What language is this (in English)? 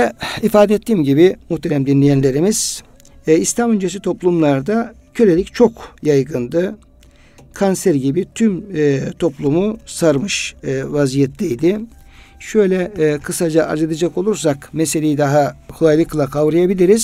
Turkish